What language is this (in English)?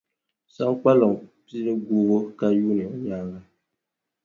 Dagbani